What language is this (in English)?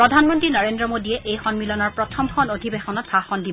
Assamese